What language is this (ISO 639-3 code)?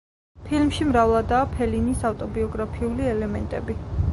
kat